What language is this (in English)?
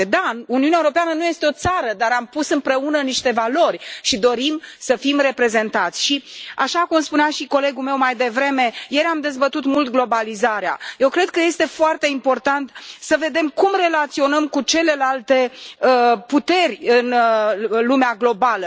Romanian